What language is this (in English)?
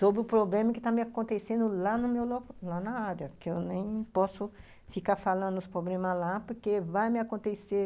Portuguese